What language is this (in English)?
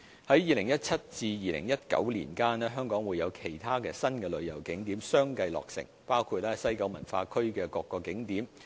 Cantonese